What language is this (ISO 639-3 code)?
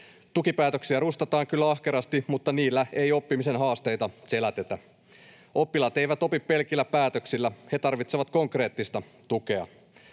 fin